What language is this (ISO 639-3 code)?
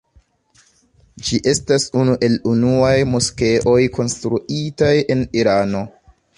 epo